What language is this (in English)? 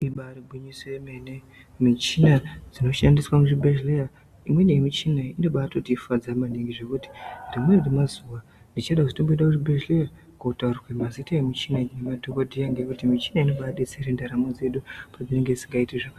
Ndau